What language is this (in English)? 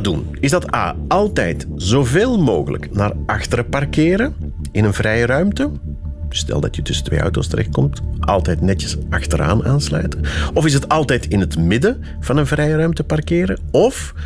Dutch